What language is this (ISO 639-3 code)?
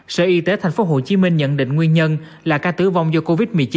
vie